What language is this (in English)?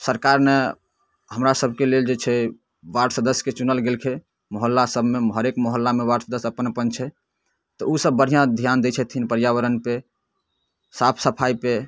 Maithili